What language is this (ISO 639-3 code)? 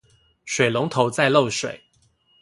zho